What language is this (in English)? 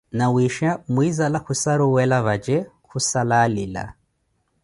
Koti